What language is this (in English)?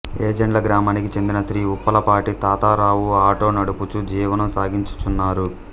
Telugu